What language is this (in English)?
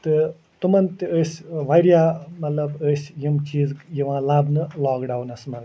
Kashmiri